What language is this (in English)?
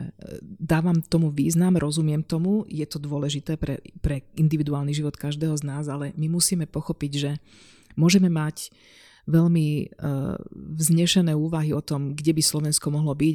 Slovak